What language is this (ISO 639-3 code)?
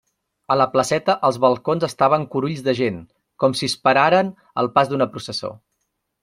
cat